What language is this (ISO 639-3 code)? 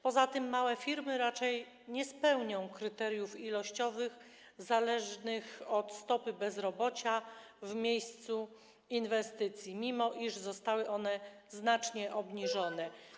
pol